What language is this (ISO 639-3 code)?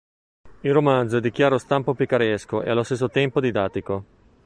ita